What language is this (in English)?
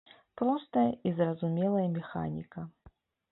Belarusian